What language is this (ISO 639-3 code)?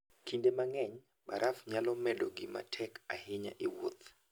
luo